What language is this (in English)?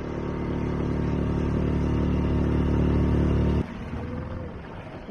Turkish